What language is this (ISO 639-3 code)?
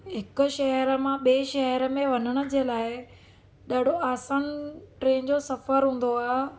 snd